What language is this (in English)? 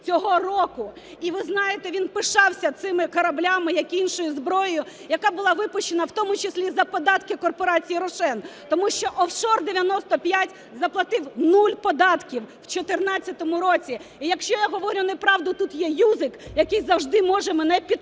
Ukrainian